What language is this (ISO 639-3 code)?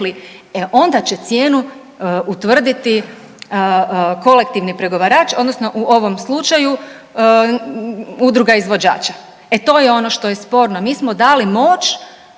hrv